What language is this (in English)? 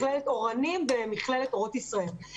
Hebrew